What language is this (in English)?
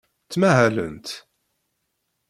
Kabyle